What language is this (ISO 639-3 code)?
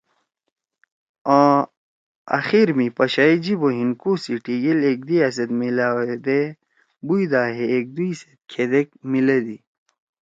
trw